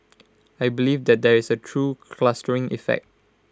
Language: English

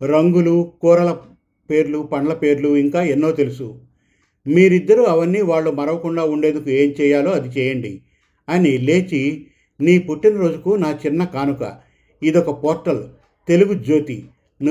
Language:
Telugu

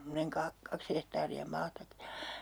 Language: Finnish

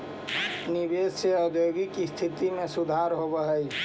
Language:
Magahi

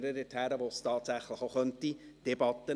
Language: Swiss German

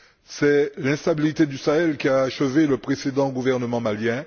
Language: French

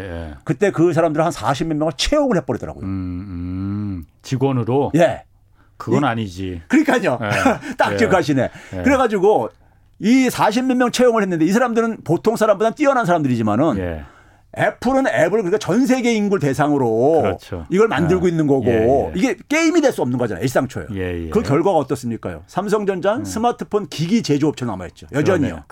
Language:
Korean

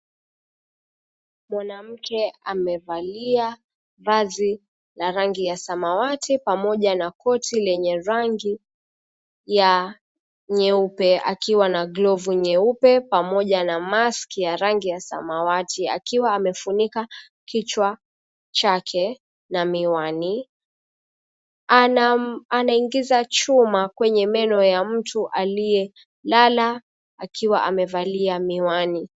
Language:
Swahili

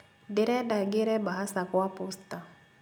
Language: Kikuyu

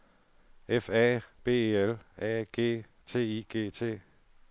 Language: Danish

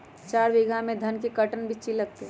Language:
Magahi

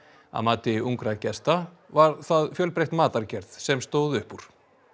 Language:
Icelandic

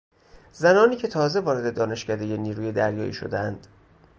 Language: Persian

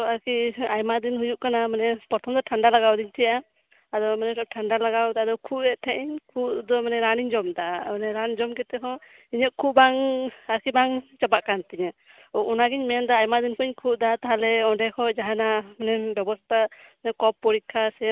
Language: Santali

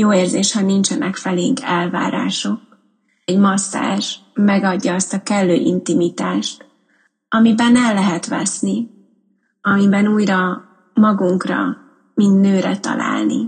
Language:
Hungarian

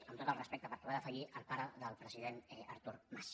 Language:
Catalan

